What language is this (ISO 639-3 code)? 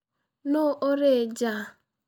kik